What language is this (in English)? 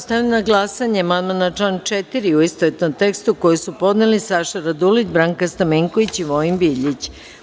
Serbian